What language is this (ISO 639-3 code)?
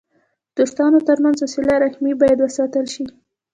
pus